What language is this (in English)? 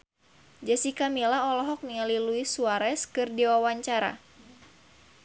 Sundanese